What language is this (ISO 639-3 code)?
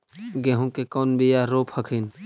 mag